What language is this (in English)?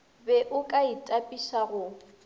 Northern Sotho